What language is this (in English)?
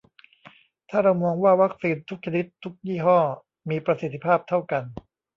Thai